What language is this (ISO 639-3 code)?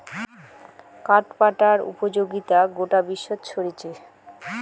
ben